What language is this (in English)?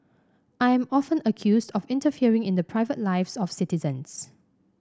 English